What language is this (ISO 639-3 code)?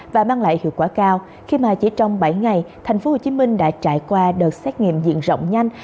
vie